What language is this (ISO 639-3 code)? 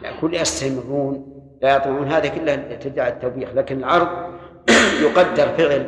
ara